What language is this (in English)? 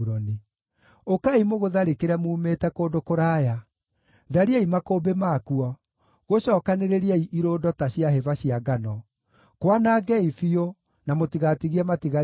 Kikuyu